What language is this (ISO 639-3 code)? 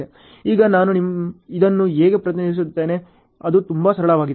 kan